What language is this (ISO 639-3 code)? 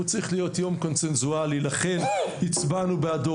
heb